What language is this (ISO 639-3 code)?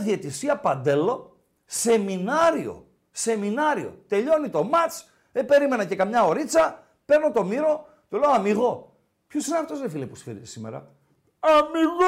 ell